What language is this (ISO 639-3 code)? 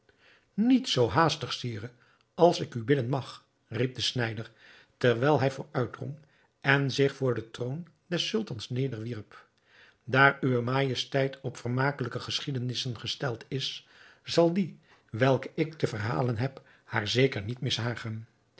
nld